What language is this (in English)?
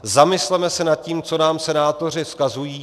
Czech